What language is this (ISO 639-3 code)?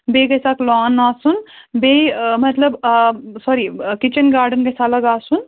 kas